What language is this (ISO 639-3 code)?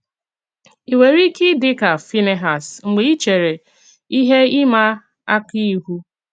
ibo